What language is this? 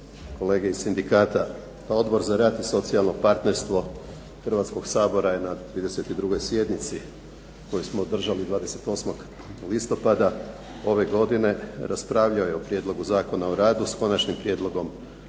Croatian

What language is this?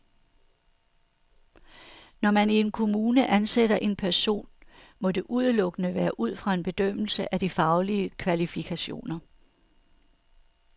Danish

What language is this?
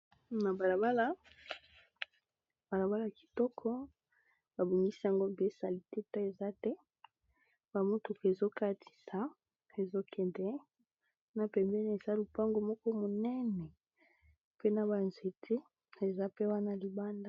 Lingala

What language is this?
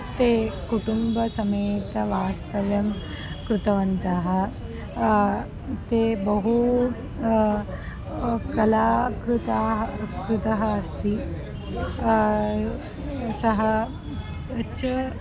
Sanskrit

